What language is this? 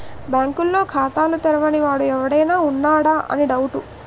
Telugu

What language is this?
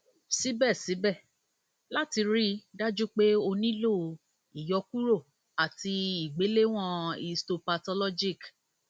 Yoruba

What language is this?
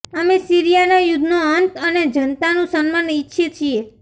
Gujarati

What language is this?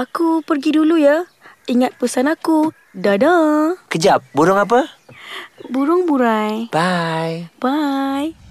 Malay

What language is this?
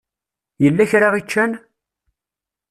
Kabyle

